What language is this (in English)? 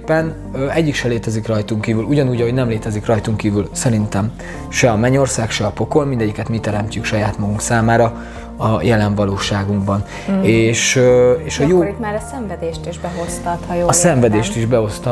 Hungarian